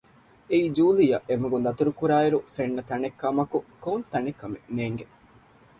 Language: Divehi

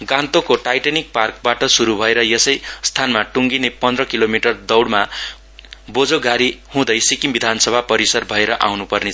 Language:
Nepali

